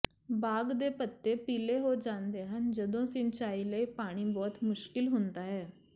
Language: Punjabi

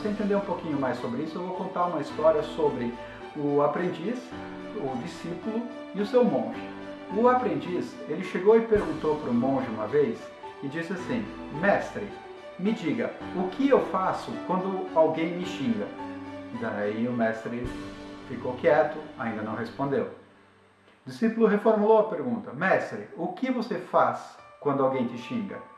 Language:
Portuguese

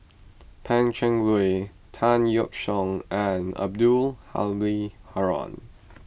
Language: English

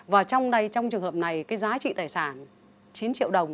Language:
Vietnamese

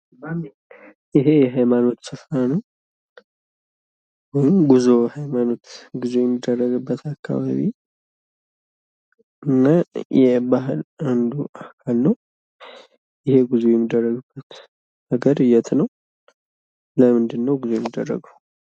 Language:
Amharic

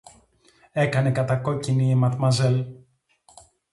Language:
Greek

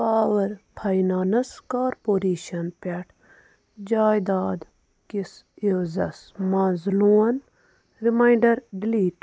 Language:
Kashmiri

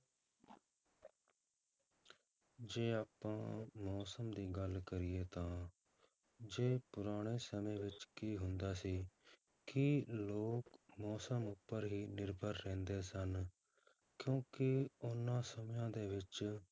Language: Punjabi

